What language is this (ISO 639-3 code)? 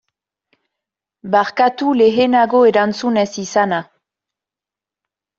eus